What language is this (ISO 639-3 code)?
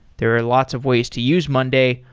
eng